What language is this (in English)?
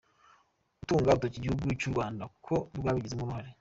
Kinyarwanda